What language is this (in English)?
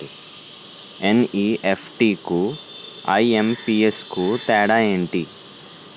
Telugu